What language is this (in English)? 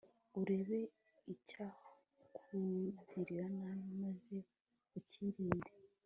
Kinyarwanda